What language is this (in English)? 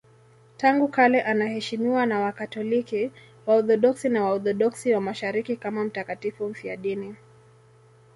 Swahili